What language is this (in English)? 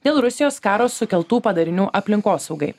Lithuanian